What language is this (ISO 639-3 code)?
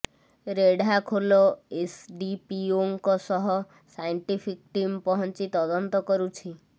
ori